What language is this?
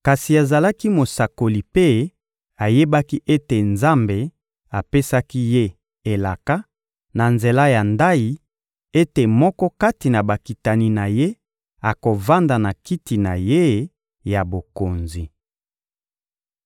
Lingala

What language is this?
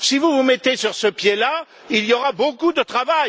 French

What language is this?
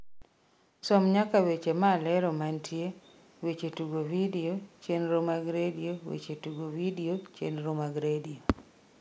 Luo (Kenya and Tanzania)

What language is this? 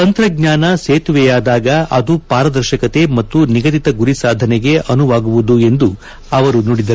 Kannada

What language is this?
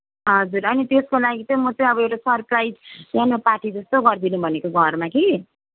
Nepali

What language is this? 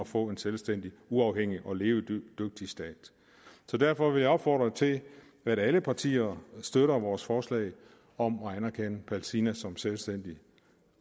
Danish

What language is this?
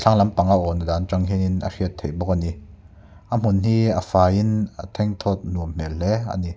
Mizo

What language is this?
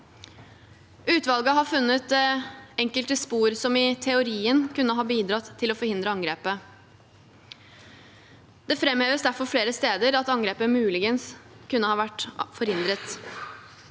Norwegian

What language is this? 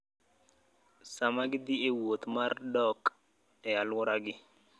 Luo (Kenya and Tanzania)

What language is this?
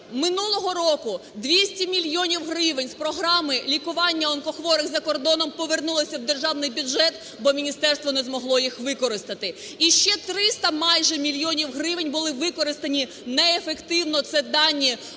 Ukrainian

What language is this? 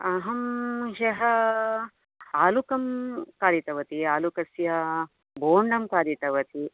Sanskrit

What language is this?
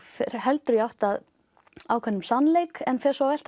Icelandic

